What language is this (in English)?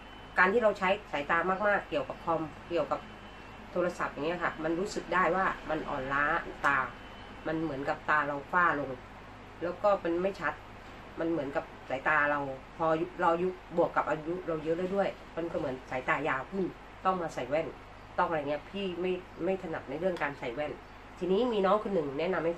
Thai